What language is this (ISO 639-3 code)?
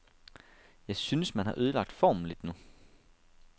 dan